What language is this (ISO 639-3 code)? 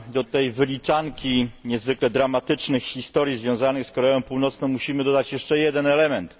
pol